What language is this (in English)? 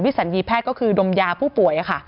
Thai